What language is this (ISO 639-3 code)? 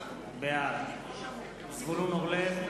heb